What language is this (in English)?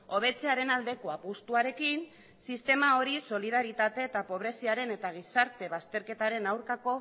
Basque